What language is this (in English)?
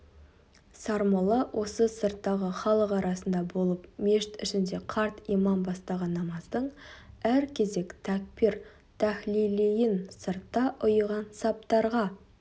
Kazakh